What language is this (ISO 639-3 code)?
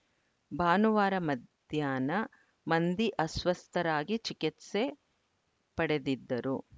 kan